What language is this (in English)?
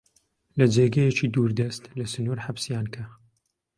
Central Kurdish